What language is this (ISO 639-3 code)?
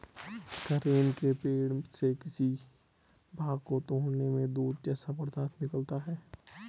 hin